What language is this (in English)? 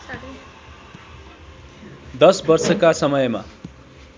Nepali